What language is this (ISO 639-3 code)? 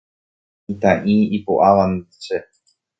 grn